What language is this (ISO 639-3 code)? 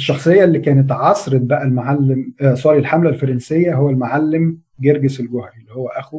ara